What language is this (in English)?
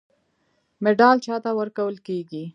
Pashto